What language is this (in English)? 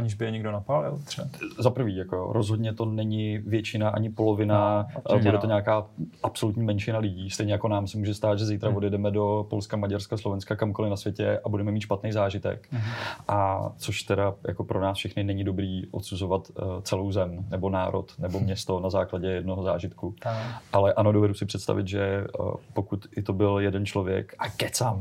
Czech